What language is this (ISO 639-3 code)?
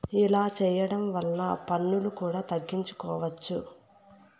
tel